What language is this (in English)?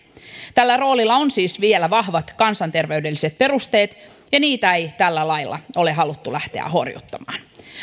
Finnish